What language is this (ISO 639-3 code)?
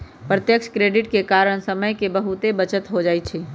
mag